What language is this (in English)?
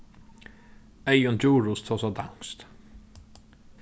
Faroese